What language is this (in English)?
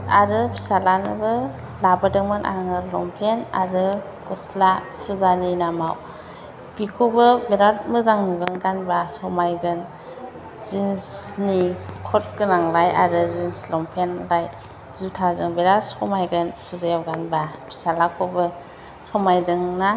Bodo